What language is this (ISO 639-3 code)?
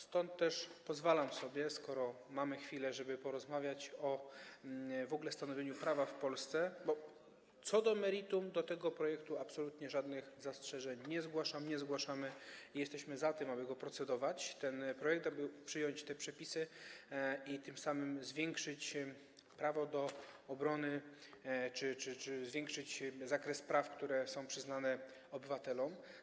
pol